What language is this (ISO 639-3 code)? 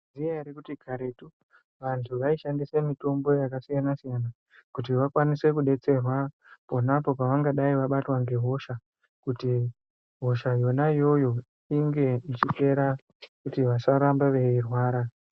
ndc